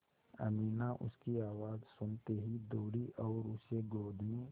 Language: Hindi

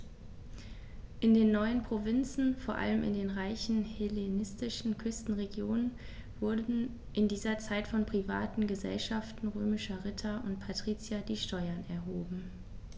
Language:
German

